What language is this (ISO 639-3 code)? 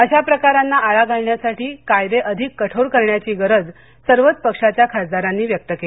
mar